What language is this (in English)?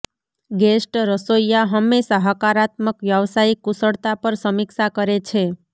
Gujarati